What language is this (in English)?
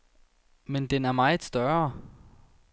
Danish